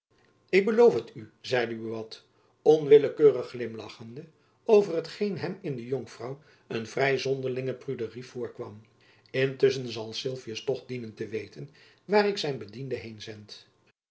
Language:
Dutch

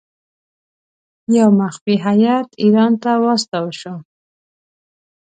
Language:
Pashto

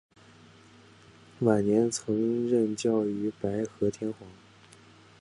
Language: Chinese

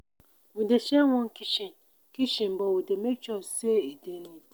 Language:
Nigerian Pidgin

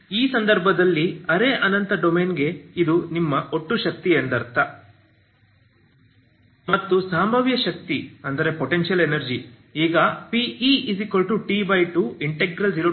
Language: Kannada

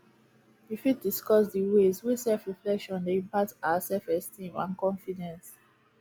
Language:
Nigerian Pidgin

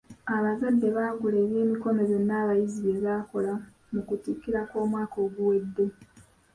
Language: Ganda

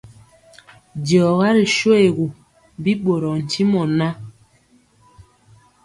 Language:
Mpiemo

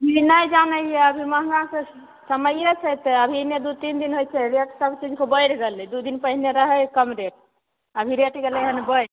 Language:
Maithili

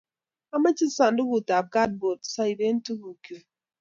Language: Kalenjin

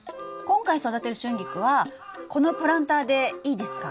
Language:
Japanese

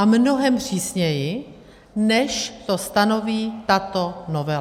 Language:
Czech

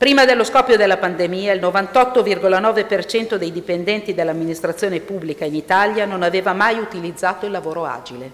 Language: Italian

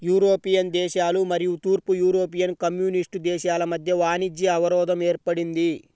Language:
Telugu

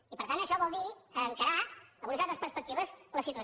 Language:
Catalan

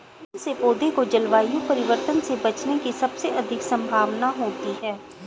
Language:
Hindi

